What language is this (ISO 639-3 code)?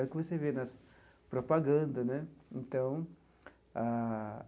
por